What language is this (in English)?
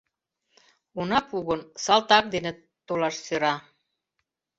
Mari